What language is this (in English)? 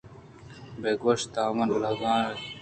Eastern Balochi